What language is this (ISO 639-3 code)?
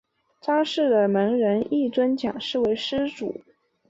zho